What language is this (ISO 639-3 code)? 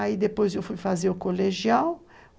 por